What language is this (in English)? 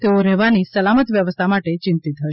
Gujarati